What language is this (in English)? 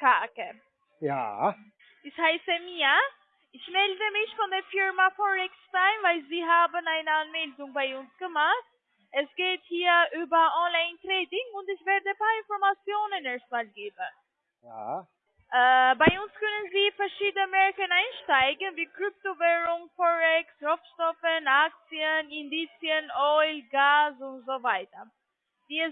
German